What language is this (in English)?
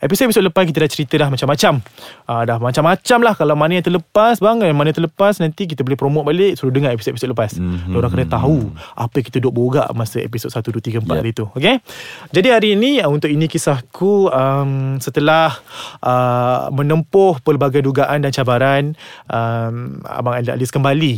Malay